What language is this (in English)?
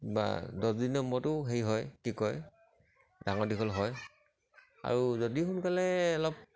Assamese